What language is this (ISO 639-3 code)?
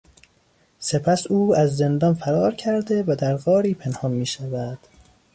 fas